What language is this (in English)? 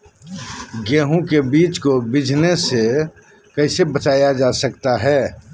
Magahi